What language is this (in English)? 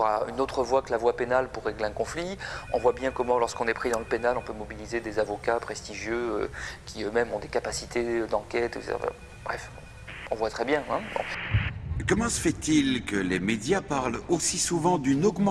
French